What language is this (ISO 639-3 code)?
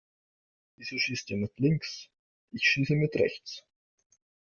deu